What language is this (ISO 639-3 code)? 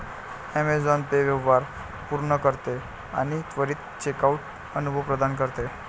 mar